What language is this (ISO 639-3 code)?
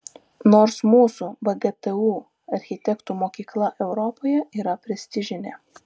lit